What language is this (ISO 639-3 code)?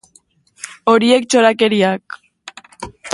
eus